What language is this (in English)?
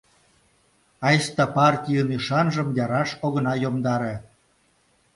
Mari